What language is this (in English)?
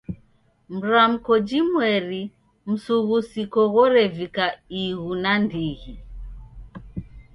Taita